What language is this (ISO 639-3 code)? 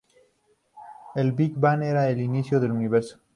spa